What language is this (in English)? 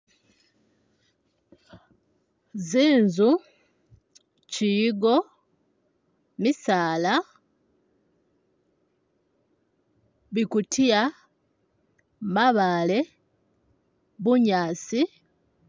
Masaaba